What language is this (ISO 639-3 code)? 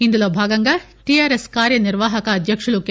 tel